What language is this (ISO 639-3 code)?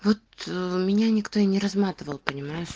rus